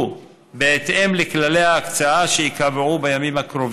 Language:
Hebrew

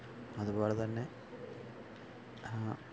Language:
Malayalam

